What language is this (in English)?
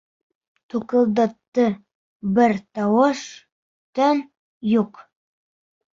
Bashkir